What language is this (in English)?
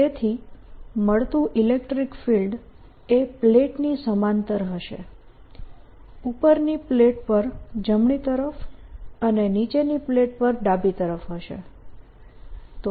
Gujarati